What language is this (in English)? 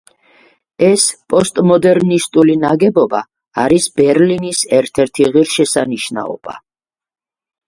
Georgian